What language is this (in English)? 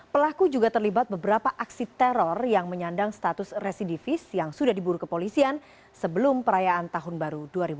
Indonesian